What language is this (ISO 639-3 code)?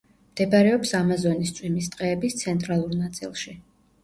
kat